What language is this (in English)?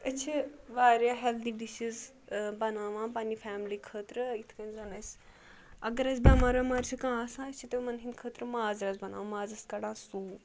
Kashmiri